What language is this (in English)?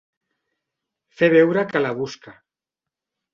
Catalan